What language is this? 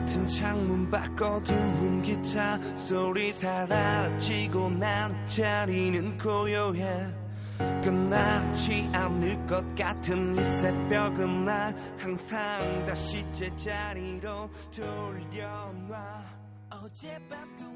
Korean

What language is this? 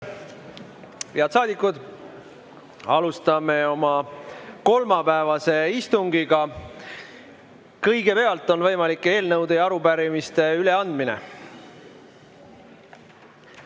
Estonian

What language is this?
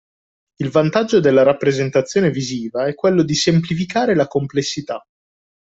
Italian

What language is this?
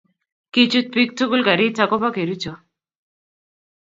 Kalenjin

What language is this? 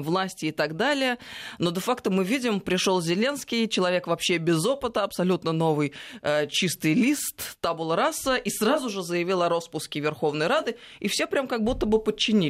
Russian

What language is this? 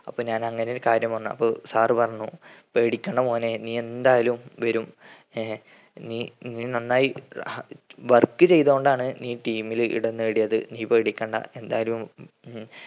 Malayalam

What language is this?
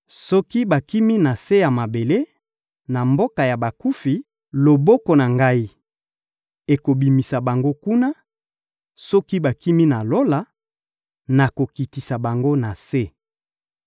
Lingala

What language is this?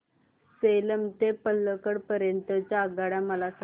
Marathi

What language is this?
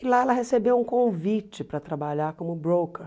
Portuguese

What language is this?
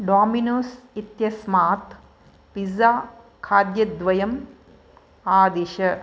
Sanskrit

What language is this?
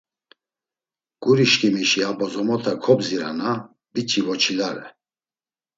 Laz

